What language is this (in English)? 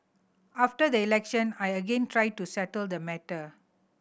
English